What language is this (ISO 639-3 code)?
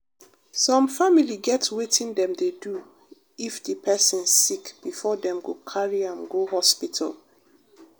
pcm